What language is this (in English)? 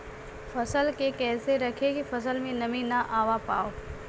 Bhojpuri